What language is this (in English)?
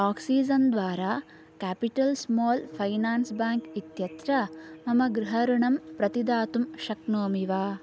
Sanskrit